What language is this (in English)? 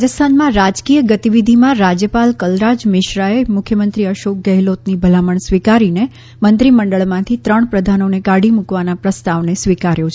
Gujarati